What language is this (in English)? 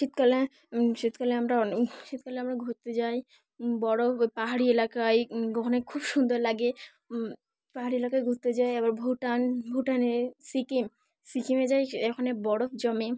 Bangla